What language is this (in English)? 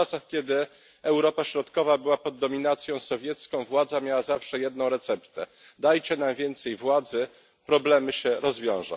Polish